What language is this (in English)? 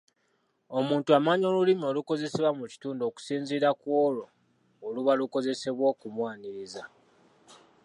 Ganda